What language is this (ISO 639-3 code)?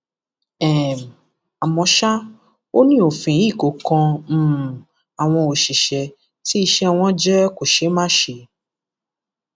yor